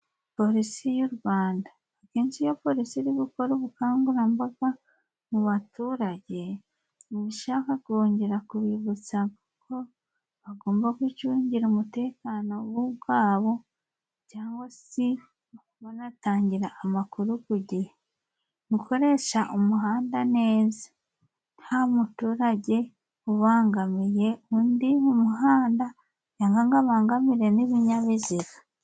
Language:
Kinyarwanda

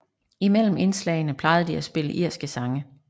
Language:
Danish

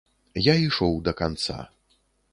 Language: Belarusian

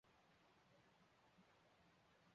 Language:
Chinese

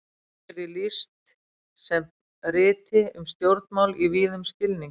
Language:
Icelandic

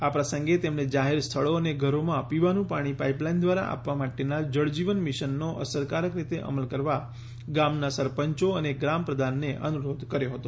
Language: Gujarati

